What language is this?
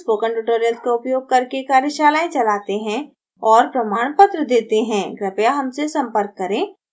Hindi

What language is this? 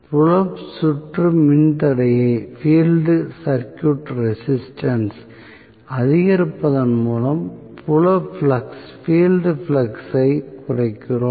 Tamil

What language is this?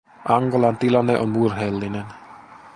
Finnish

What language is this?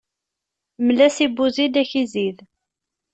Kabyle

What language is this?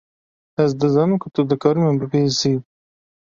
Kurdish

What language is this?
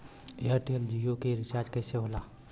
Bhojpuri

